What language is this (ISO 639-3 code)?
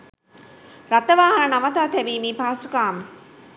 sin